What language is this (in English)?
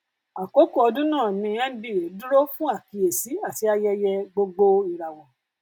Yoruba